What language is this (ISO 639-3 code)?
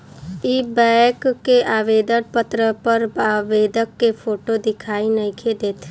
bho